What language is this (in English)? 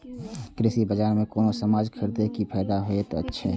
Maithili